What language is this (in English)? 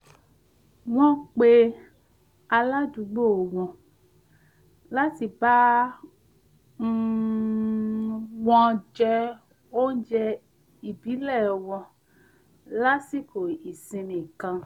Yoruba